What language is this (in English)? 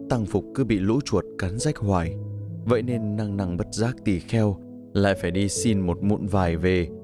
Vietnamese